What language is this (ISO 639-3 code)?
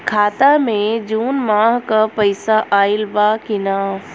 bho